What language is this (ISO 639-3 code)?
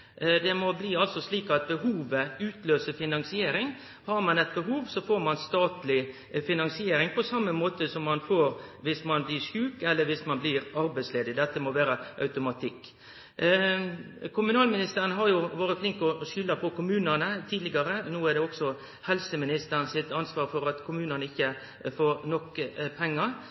nno